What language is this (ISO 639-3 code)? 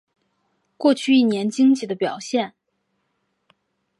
zho